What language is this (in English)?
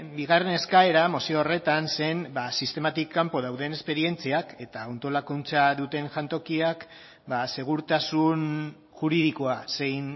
Basque